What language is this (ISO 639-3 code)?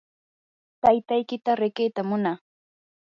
qur